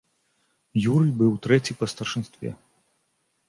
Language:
Belarusian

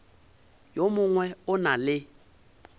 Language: Northern Sotho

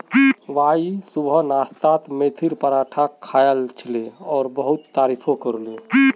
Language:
Magahi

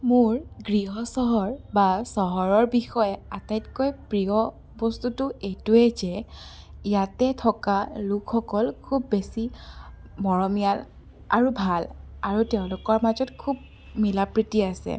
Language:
Assamese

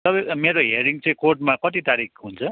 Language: Nepali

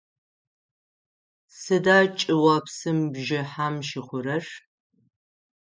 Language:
Adyghe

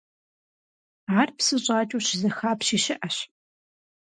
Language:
Kabardian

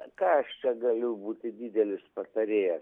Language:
Lithuanian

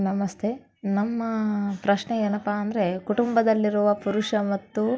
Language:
Kannada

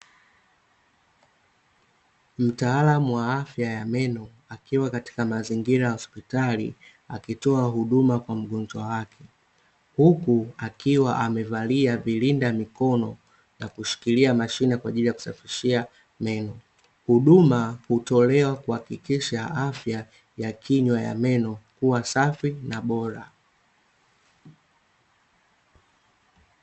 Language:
Swahili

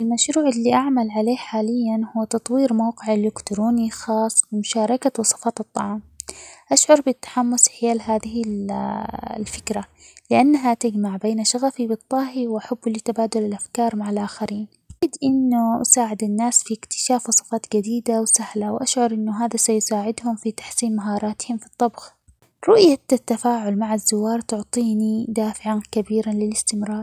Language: Omani Arabic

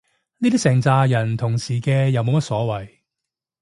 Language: Cantonese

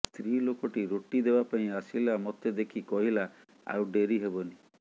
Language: Odia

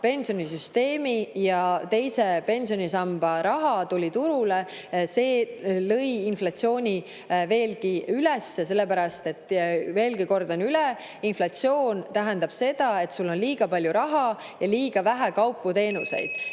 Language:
Estonian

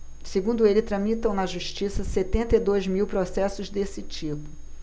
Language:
Portuguese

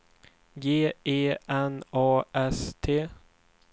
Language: Swedish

